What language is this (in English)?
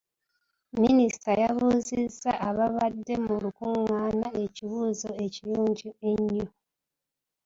Ganda